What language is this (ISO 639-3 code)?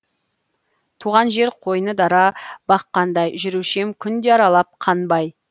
kaz